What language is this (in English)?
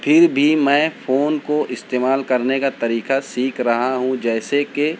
Urdu